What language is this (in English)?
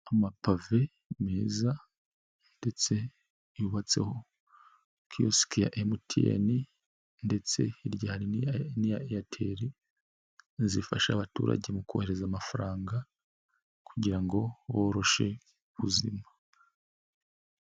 Kinyarwanda